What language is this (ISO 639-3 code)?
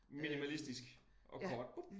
dan